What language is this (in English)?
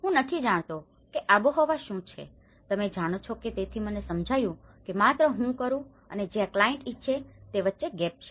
Gujarati